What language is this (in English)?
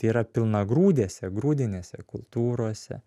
Lithuanian